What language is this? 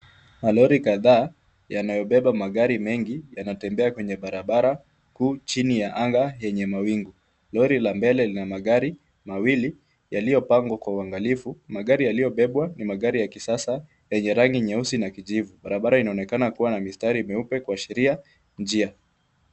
Swahili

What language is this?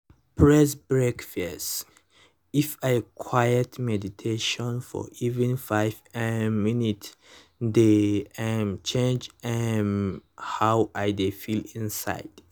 Nigerian Pidgin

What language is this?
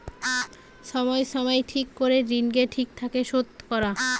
Bangla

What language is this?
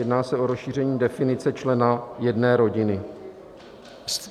Czech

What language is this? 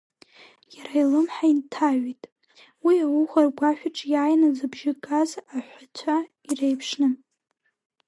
Abkhazian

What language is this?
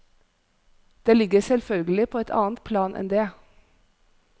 Norwegian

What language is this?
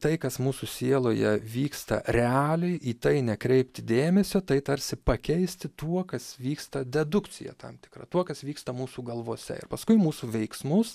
Lithuanian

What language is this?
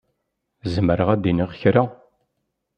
Kabyle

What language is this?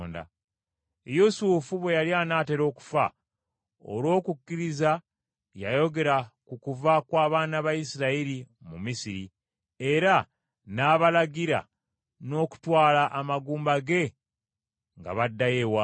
Ganda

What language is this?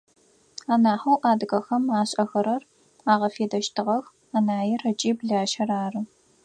Adyghe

